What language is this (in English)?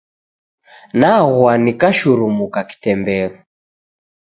Taita